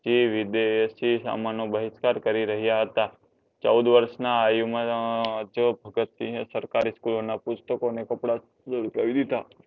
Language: Gujarati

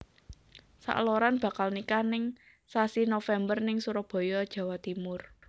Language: Javanese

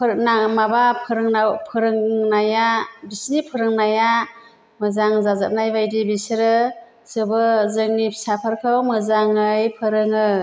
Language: Bodo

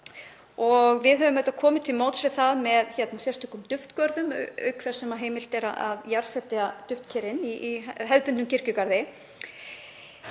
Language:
Icelandic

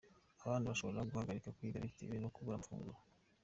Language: Kinyarwanda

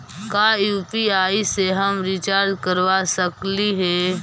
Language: Magahi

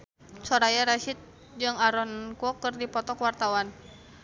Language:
Sundanese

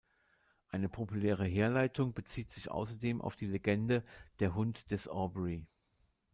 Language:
German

